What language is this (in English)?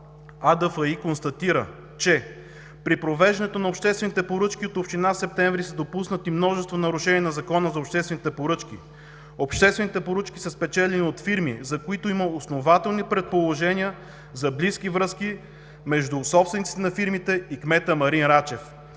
Bulgarian